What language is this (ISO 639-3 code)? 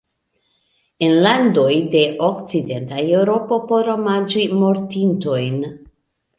epo